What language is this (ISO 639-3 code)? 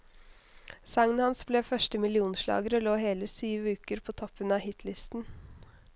nor